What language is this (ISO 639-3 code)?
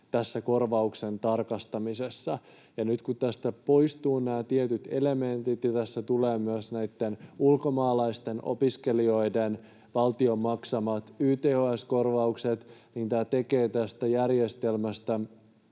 fin